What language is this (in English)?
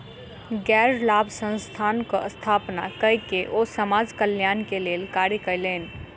Maithili